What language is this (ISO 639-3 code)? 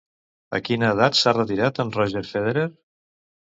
cat